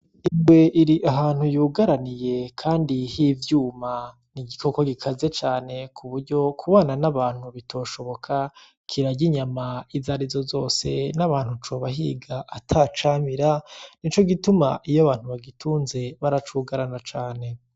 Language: Rundi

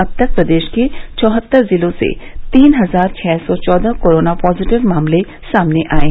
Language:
Hindi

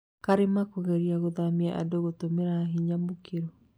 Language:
Kikuyu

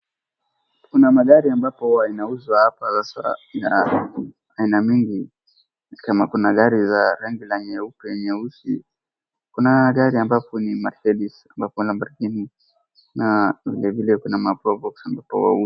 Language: Swahili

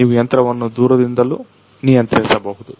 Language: Kannada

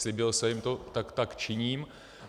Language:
Czech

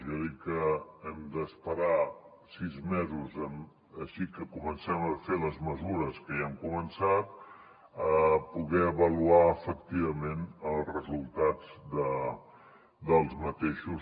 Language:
Catalan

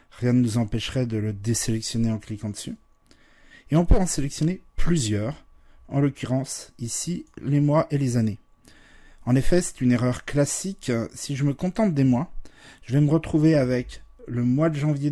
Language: French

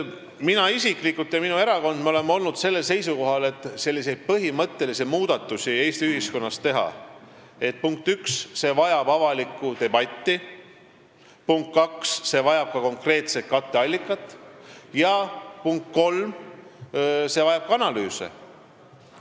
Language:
Estonian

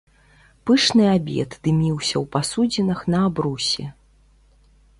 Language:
Belarusian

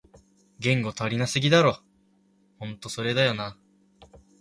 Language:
Japanese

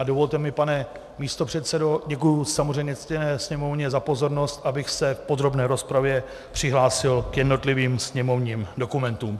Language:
Czech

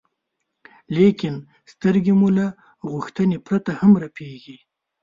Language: Pashto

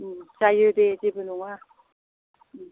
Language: Bodo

